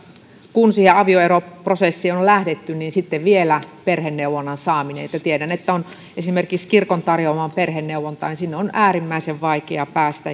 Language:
Finnish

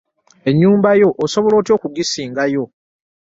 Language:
Ganda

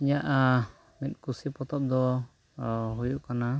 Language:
Santali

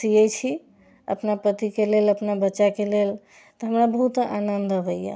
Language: Maithili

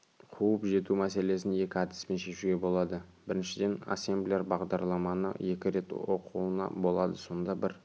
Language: Kazakh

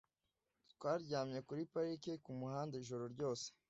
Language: Kinyarwanda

